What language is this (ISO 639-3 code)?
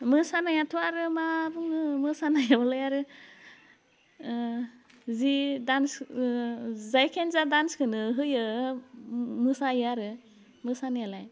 brx